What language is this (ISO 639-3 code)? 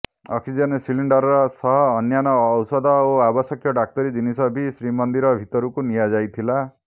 ori